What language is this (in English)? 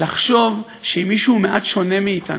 Hebrew